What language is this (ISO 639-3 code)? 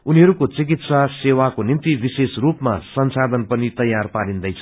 nep